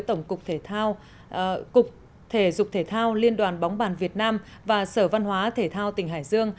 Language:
Vietnamese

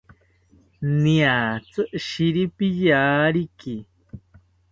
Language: South Ucayali Ashéninka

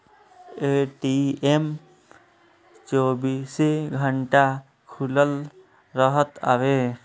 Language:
Bhojpuri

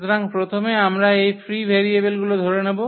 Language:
Bangla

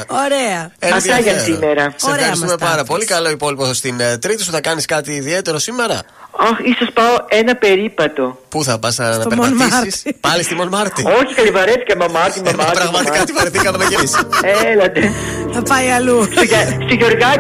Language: Greek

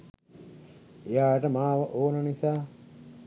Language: Sinhala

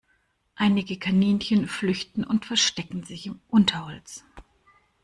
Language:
German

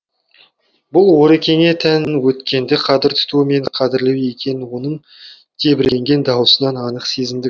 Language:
Kazakh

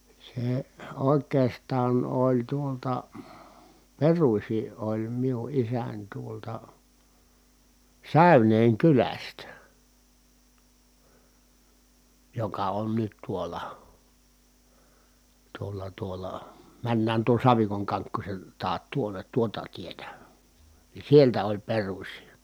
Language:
Finnish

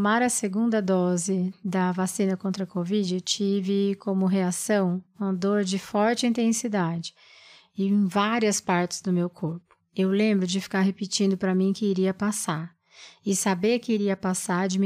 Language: Portuguese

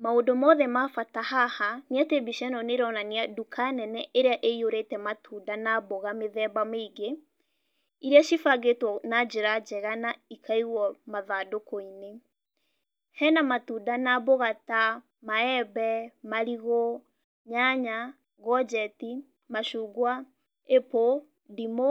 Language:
Kikuyu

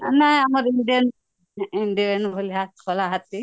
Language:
Odia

